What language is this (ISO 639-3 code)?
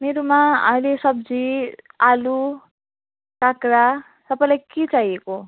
nep